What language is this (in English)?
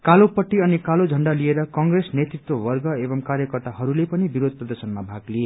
Nepali